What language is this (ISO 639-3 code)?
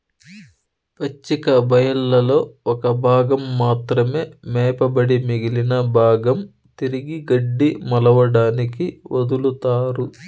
tel